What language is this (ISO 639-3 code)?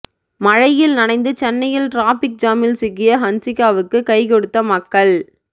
tam